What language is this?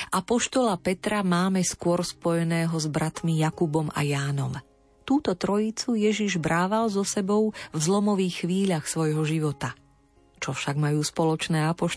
Slovak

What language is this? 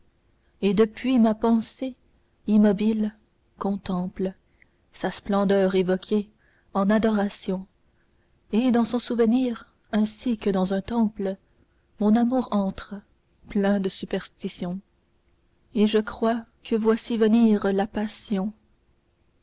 French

